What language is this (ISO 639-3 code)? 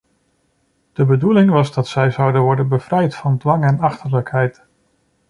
nld